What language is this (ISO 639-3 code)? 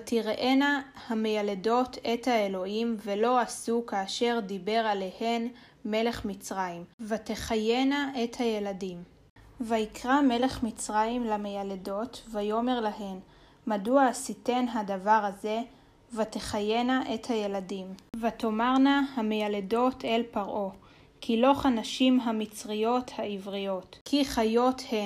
heb